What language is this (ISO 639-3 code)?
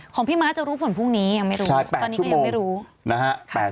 tha